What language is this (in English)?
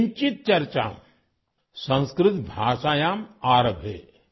Urdu